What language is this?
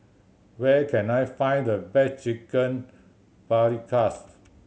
English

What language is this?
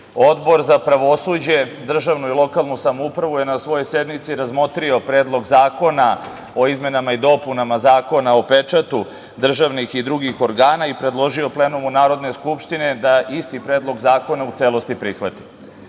Serbian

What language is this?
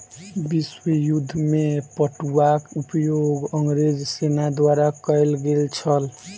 Maithili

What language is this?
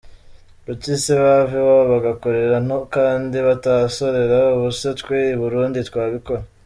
Kinyarwanda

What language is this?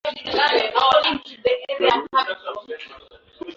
Swahili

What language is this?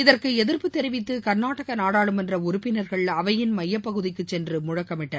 Tamil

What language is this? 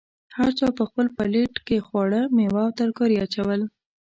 Pashto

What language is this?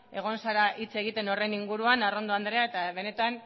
Basque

